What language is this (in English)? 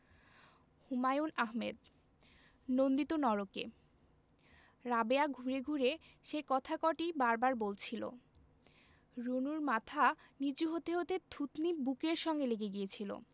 Bangla